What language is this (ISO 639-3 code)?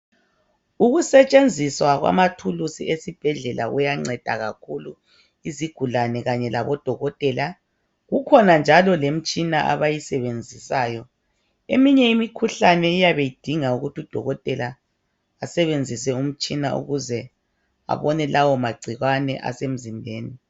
nde